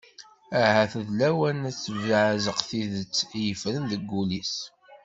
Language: Kabyle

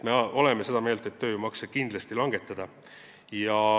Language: Estonian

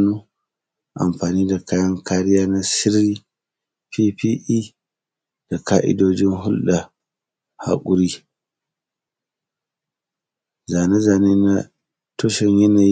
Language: Hausa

